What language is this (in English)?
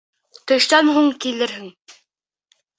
Bashkir